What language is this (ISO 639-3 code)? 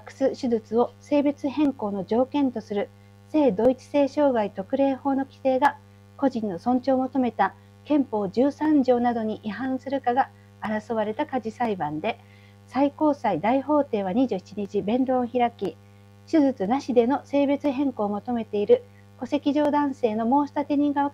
jpn